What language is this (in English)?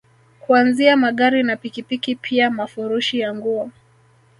Swahili